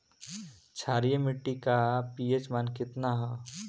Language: Bhojpuri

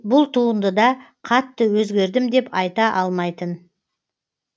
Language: Kazakh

